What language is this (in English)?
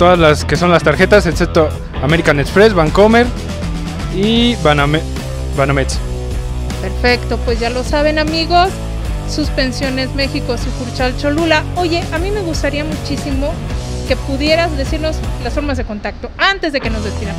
Spanish